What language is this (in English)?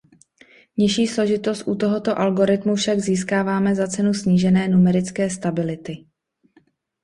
Czech